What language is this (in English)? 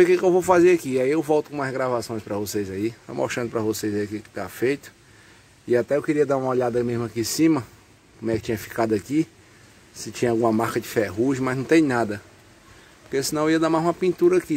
Portuguese